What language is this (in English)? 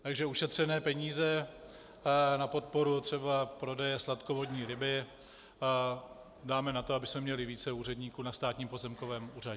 Czech